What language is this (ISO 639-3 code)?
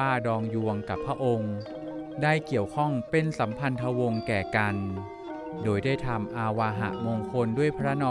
tha